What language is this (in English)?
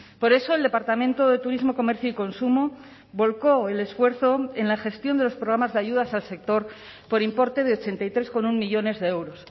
Spanish